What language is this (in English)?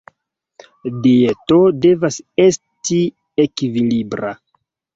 Esperanto